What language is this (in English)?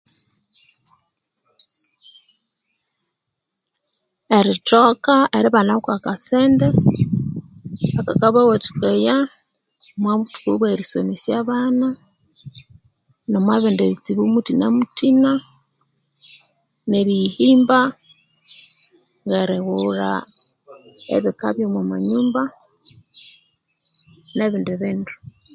Konzo